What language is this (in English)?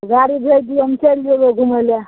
Maithili